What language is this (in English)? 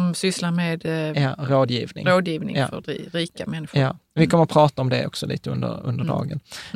Swedish